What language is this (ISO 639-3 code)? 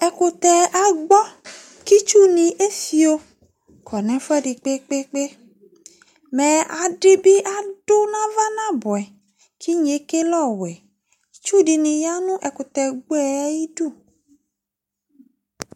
kpo